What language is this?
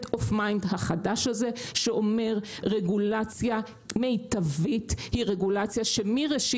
Hebrew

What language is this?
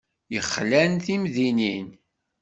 Kabyle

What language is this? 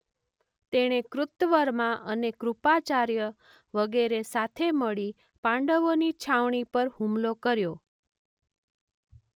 Gujarati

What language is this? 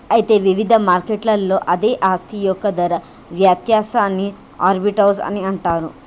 Telugu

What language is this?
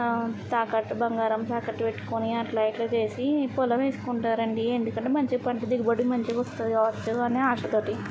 Telugu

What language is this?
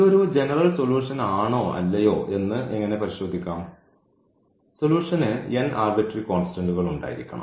Malayalam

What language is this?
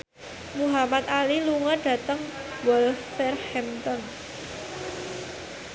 Javanese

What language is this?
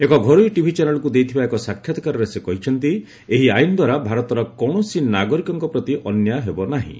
Odia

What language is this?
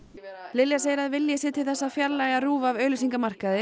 Icelandic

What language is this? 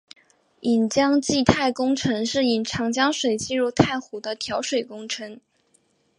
Chinese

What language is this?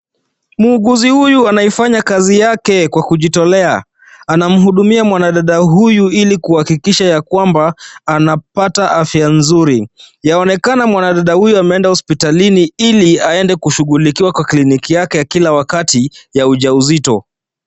Swahili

